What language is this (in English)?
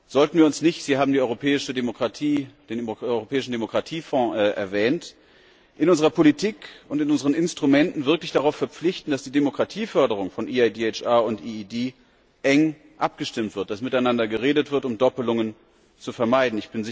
German